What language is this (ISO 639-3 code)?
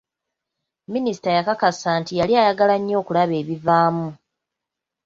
lug